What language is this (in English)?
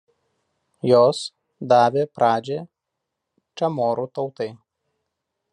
Lithuanian